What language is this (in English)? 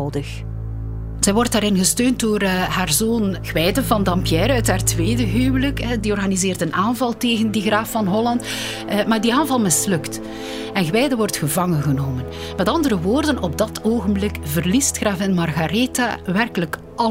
Dutch